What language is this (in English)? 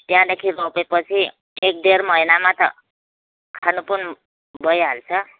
Nepali